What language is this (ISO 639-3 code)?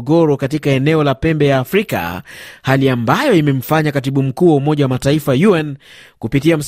swa